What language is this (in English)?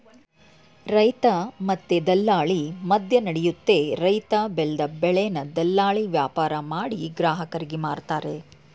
Kannada